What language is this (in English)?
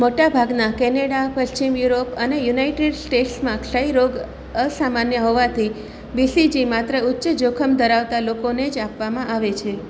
Gujarati